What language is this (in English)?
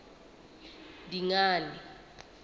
Southern Sotho